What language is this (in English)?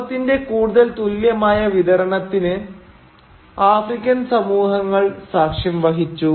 Malayalam